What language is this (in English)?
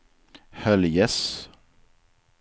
Swedish